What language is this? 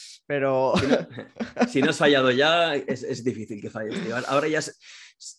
Spanish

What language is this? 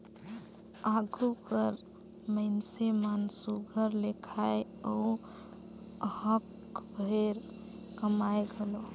Chhattisgarhi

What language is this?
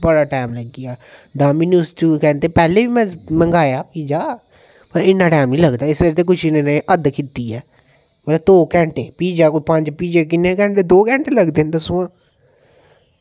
Dogri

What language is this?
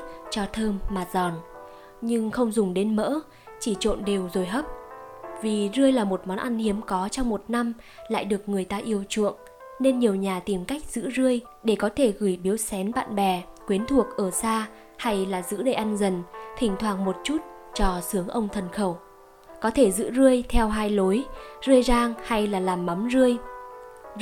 Vietnamese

